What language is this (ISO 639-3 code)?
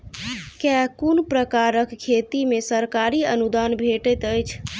mai